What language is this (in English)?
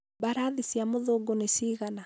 Kikuyu